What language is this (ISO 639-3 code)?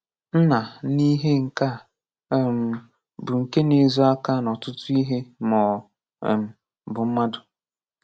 ibo